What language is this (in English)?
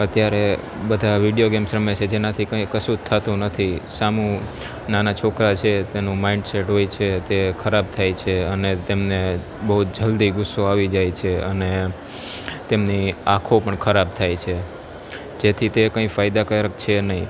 Gujarati